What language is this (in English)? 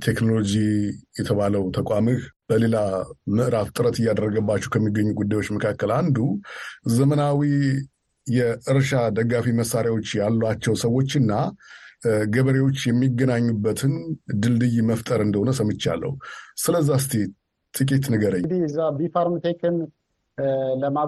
Amharic